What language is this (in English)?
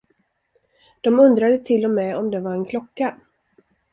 Swedish